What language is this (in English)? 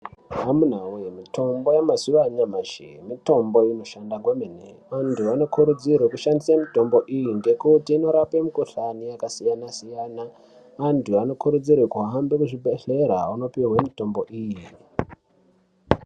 Ndau